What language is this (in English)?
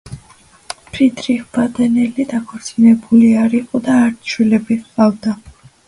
Georgian